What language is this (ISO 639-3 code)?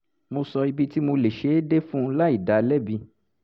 yor